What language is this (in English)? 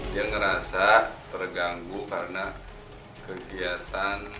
Indonesian